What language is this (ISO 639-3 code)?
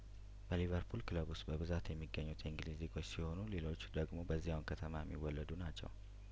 amh